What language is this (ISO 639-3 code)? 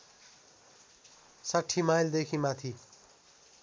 nep